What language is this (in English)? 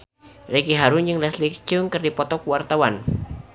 Sundanese